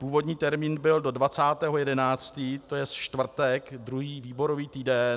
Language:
Czech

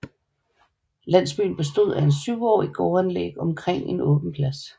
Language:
Danish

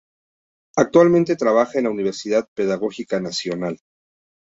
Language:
Spanish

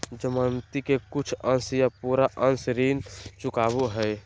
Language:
Magahi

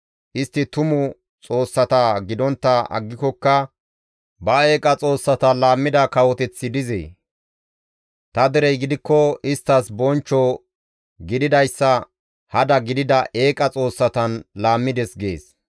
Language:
Gamo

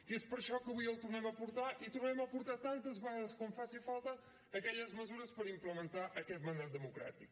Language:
Catalan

